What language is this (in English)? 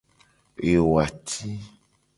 Gen